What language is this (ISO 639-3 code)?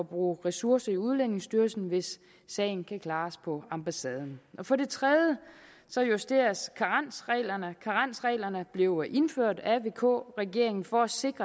dan